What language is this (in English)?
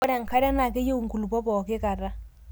Masai